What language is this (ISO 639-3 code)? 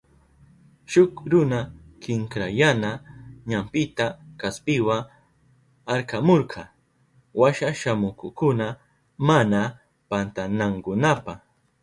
qup